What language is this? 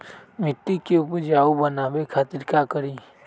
Magahi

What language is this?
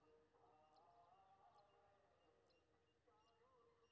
Maithili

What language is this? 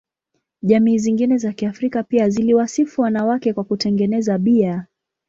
Swahili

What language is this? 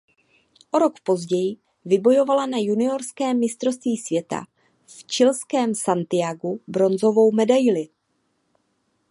Czech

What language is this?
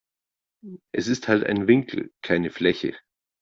German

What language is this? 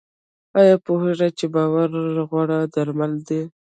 Pashto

